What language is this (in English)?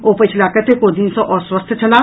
Maithili